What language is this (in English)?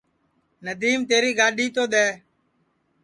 Sansi